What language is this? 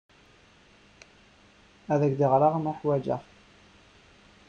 Kabyle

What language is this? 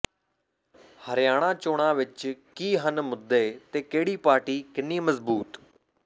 Punjabi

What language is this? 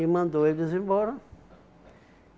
Portuguese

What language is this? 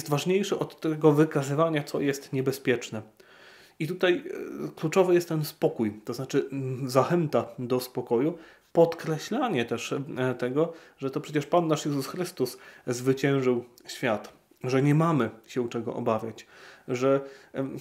Polish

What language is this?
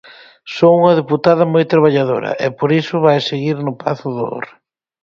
Galician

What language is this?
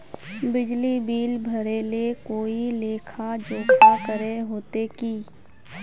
Magahi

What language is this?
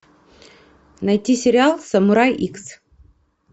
Russian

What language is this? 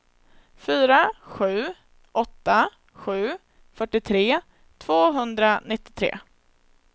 Swedish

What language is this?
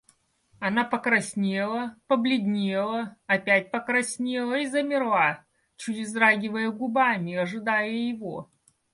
Russian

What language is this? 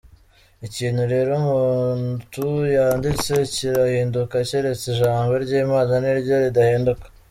Kinyarwanda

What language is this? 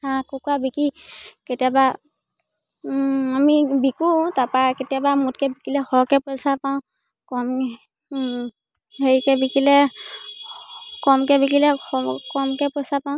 Assamese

